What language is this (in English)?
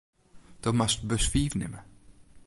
Western Frisian